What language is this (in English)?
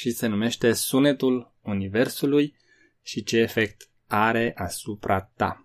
Romanian